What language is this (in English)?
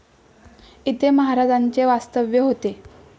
Marathi